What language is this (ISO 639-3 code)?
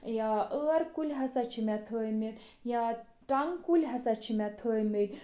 kas